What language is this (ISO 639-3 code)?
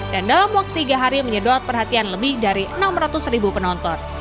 ind